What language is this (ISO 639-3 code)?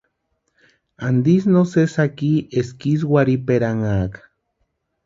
pua